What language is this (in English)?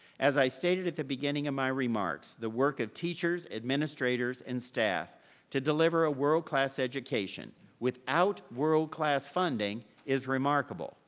English